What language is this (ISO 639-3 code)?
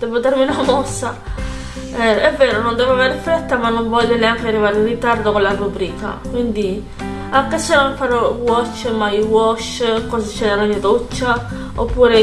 ita